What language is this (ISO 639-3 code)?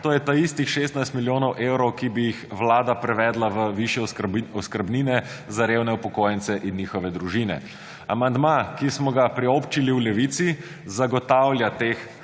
slv